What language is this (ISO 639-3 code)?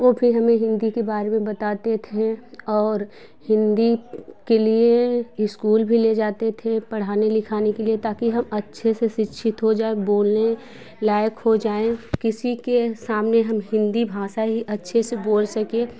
hin